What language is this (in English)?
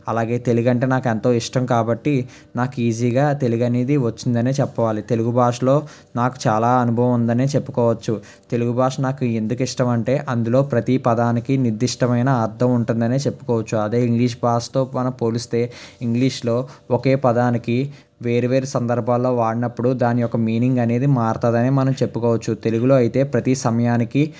Telugu